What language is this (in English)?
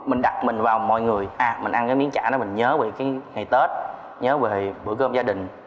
Vietnamese